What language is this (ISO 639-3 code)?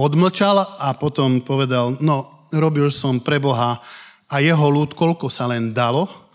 slk